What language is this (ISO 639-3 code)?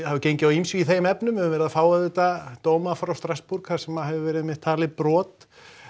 isl